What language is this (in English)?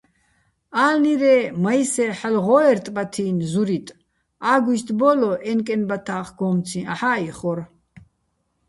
Bats